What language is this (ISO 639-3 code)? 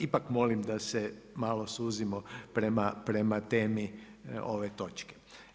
hrv